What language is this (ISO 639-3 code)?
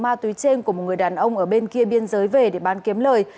vie